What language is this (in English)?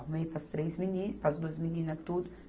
Portuguese